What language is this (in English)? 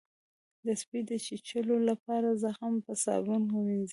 Pashto